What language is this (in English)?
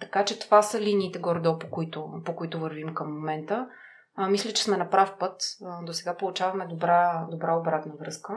Bulgarian